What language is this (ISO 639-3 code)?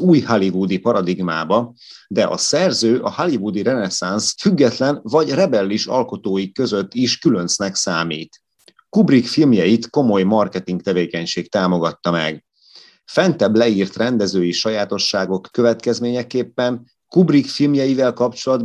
hun